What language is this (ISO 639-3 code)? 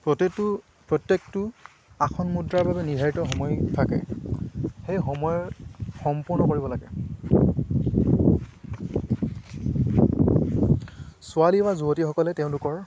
asm